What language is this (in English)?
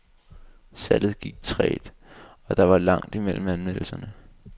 Danish